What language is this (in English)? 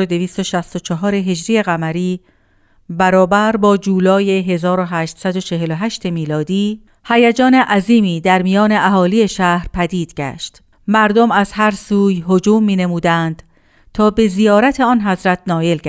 Persian